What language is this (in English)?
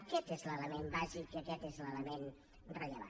Catalan